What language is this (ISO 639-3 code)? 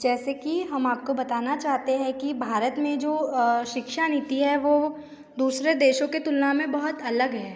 hin